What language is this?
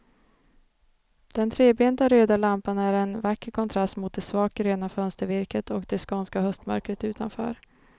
Swedish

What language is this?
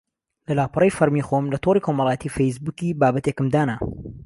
Central Kurdish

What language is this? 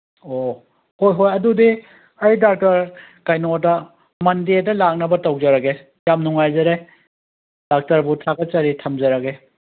Manipuri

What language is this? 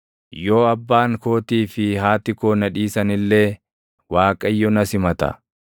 Oromo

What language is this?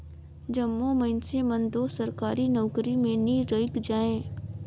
Chhattisgarhi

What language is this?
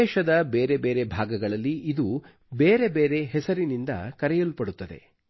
Kannada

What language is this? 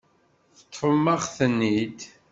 Kabyle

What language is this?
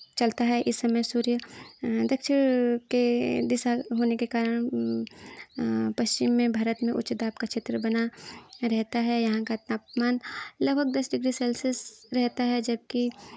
Hindi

